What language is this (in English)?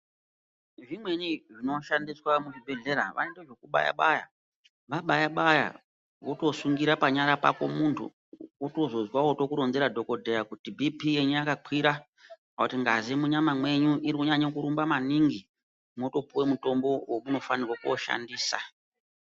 Ndau